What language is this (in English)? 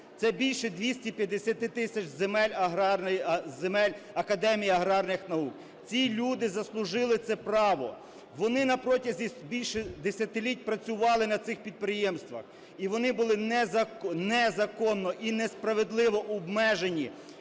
Ukrainian